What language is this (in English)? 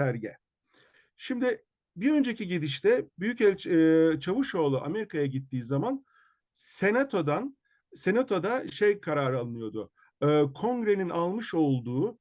Turkish